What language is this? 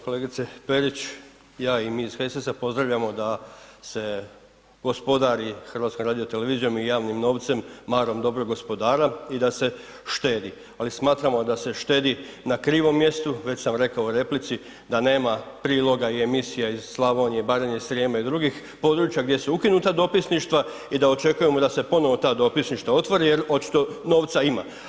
Croatian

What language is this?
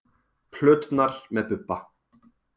Icelandic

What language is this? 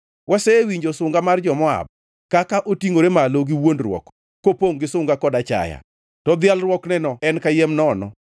Luo (Kenya and Tanzania)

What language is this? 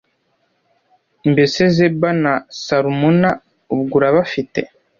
Kinyarwanda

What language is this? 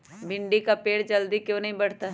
Magahi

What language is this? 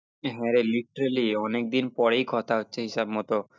Bangla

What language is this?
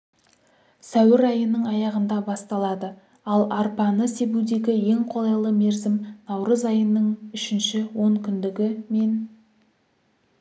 Kazakh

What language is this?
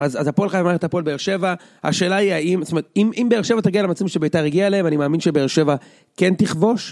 Hebrew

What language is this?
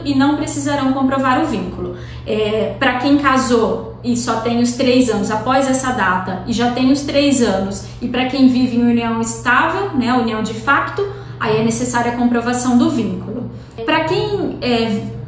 Portuguese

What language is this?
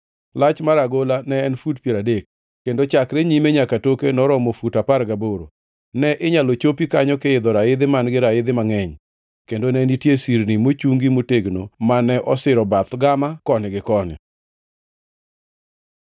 Luo (Kenya and Tanzania)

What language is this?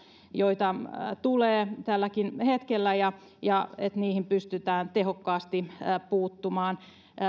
Finnish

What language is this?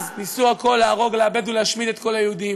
Hebrew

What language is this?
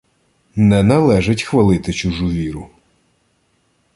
Ukrainian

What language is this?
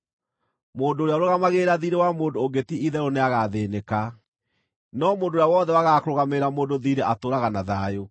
Kikuyu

